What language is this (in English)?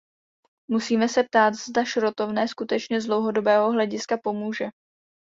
Czech